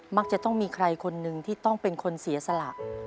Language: Thai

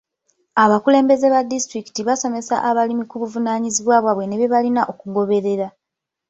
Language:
Ganda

